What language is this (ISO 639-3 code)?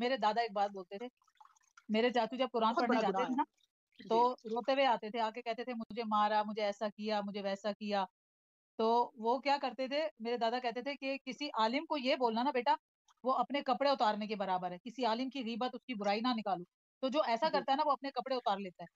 hin